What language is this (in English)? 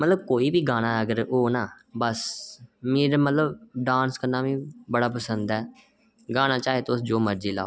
Dogri